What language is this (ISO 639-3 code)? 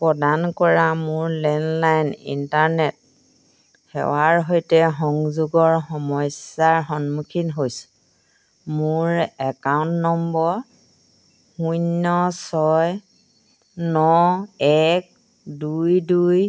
asm